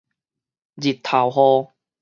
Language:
Min Nan Chinese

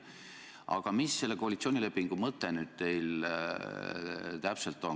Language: Estonian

